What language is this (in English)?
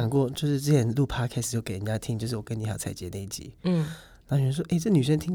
Chinese